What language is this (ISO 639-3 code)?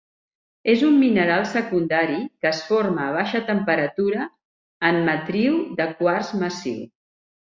cat